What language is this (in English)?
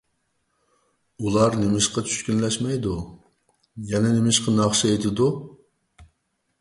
Uyghur